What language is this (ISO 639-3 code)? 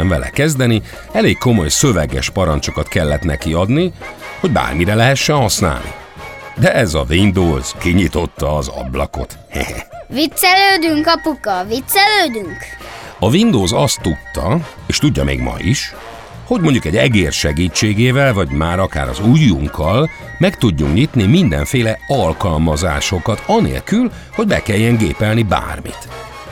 hun